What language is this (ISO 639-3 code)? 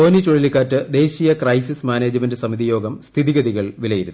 mal